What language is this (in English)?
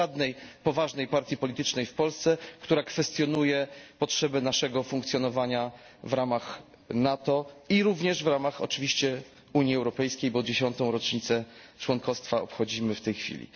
Polish